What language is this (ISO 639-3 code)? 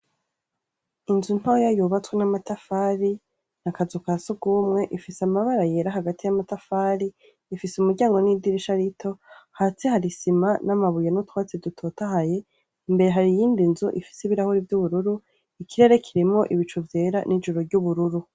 run